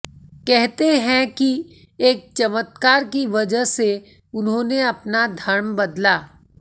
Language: Hindi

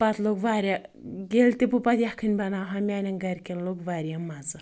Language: Kashmiri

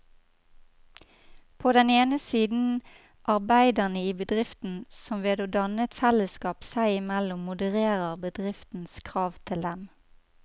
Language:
Norwegian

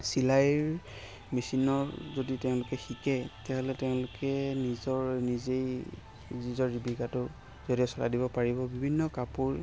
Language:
Assamese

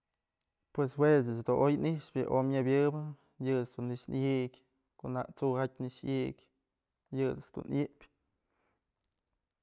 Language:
Mazatlán Mixe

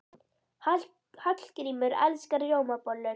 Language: Icelandic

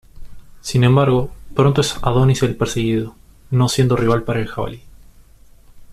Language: Spanish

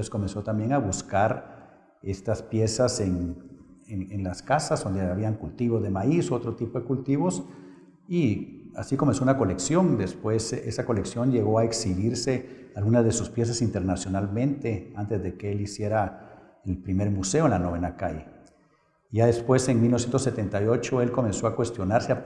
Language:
Spanish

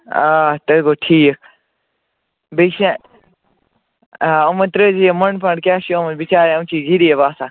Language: Kashmiri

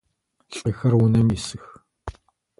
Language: Adyghe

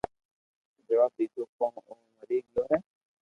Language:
Loarki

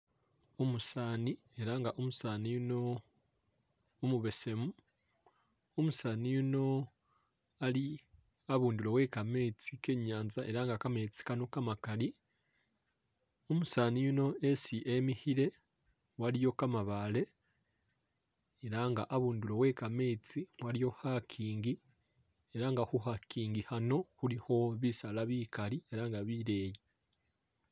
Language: Masaaba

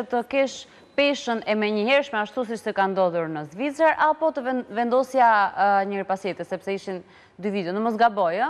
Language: Romanian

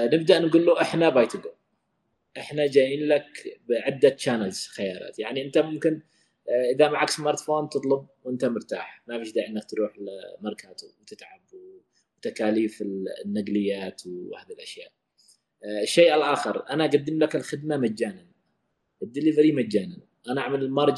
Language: Arabic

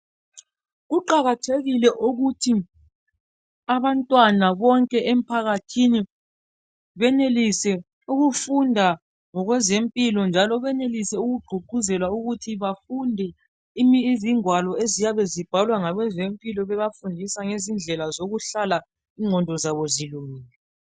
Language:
North Ndebele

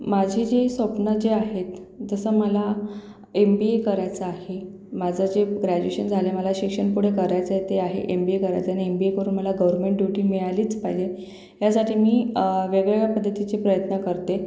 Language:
Marathi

